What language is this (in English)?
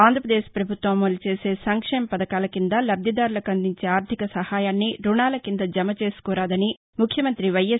Telugu